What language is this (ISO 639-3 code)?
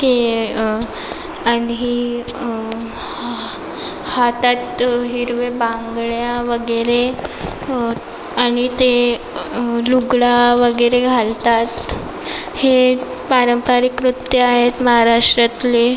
mar